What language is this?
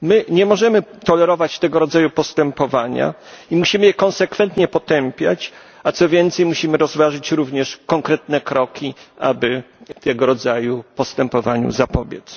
Polish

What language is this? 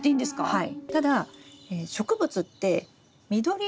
Japanese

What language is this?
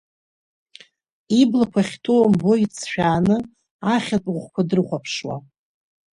Abkhazian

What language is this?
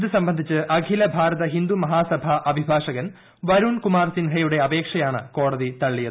Malayalam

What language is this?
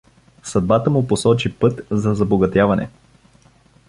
Bulgarian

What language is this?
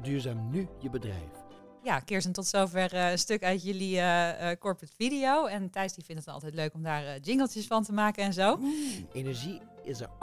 Dutch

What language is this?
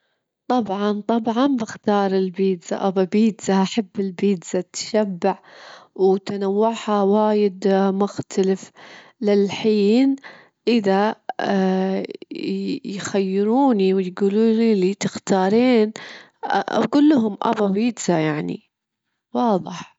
Gulf Arabic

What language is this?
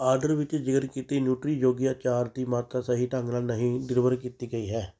Punjabi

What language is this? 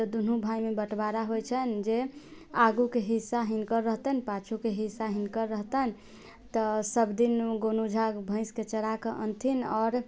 Maithili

